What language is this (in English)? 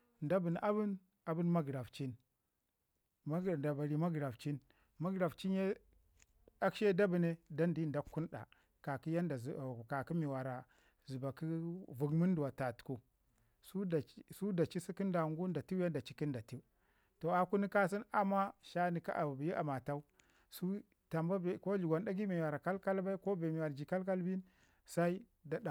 Ngizim